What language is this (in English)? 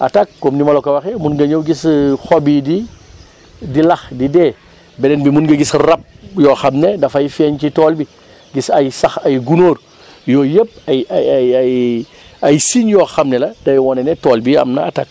Wolof